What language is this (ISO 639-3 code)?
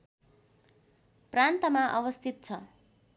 nep